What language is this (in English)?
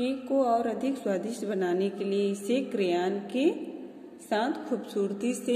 Hindi